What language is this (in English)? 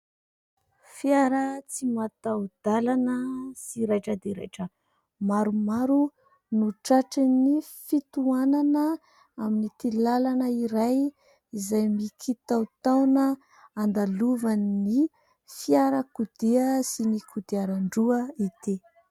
Malagasy